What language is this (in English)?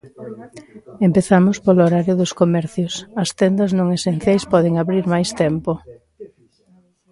Galician